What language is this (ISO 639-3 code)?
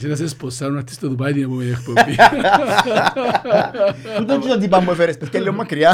ell